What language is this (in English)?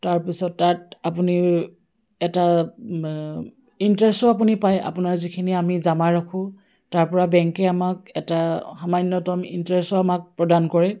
Assamese